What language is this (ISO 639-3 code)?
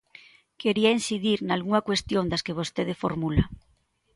glg